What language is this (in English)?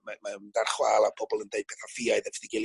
Welsh